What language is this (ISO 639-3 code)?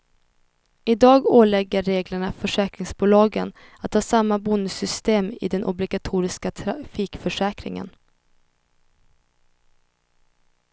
swe